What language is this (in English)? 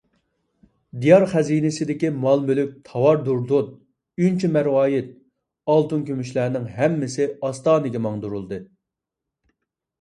Uyghur